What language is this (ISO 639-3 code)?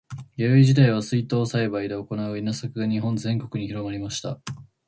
jpn